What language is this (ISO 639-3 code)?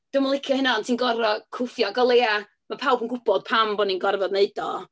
cym